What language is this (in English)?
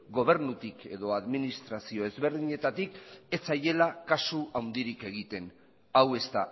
Basque